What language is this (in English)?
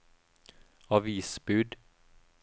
Norwegian